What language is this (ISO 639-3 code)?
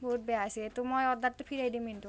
asm